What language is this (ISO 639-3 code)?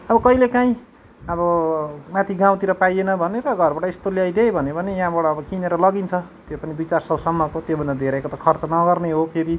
nep